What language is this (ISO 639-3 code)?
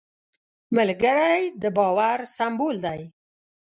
pus